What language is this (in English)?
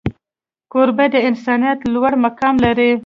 Pashto